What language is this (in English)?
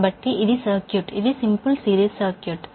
Telugu